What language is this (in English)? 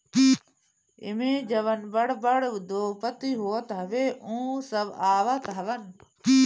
Bhojpuri